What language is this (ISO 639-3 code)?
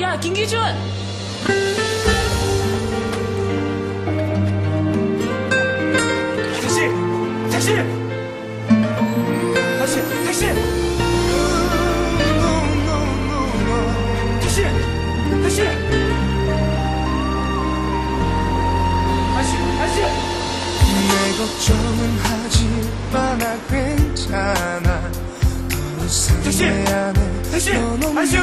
kor